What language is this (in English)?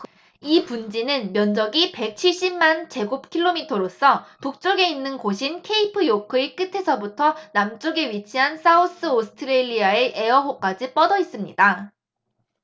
Korean